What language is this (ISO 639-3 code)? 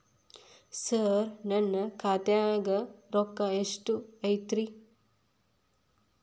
kan